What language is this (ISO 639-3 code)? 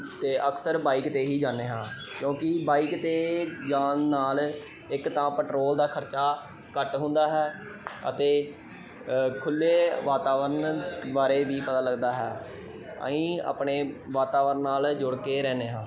pan